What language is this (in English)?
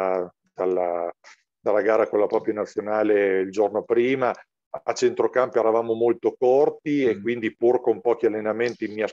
Italian